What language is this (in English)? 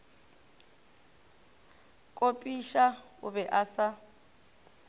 Northern Sotho